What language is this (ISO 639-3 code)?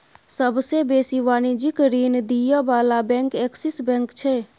mai